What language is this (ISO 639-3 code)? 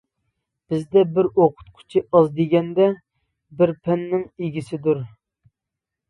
uig